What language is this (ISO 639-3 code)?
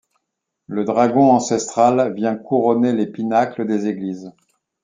fra